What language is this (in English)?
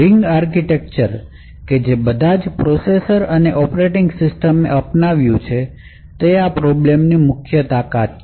Gujarati